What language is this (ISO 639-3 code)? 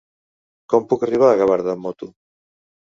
cat